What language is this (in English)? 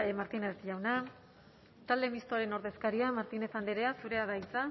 Basque